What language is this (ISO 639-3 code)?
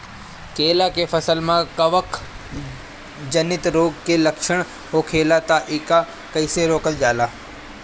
bho